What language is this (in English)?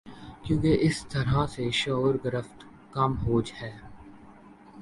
Urdu